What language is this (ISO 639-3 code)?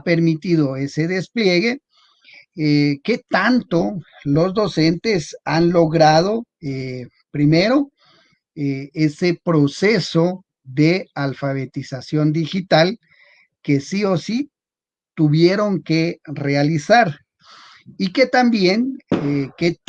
spa